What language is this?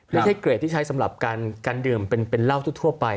Thai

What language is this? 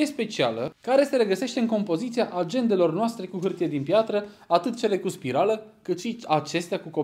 Romanian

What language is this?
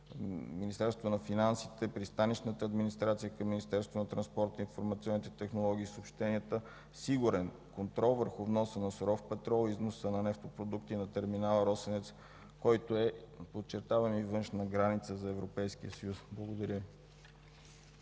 Bulgarian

